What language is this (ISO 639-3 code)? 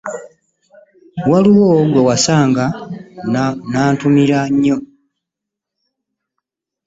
lug